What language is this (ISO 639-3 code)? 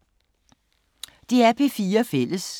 dan